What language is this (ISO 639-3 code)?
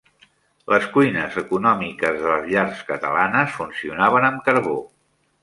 cat